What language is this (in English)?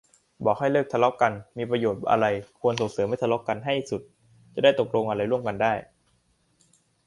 Thai